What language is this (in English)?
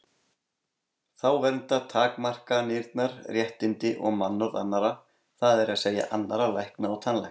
Icelandic